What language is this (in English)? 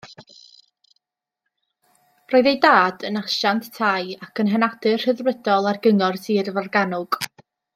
Welsh